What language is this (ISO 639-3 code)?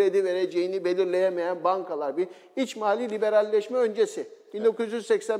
tur